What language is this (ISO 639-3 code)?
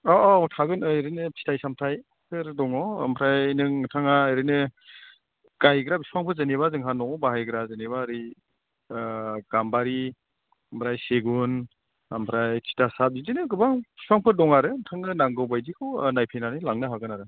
brx